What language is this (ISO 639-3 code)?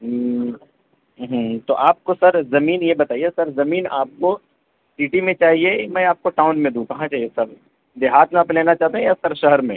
urd